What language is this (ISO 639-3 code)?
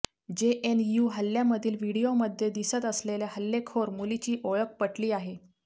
mar